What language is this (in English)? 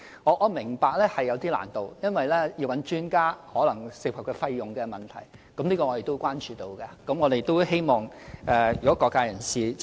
Cantonese